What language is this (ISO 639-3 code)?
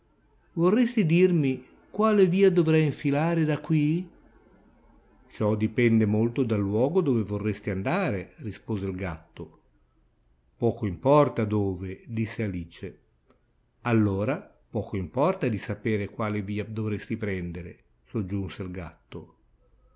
ita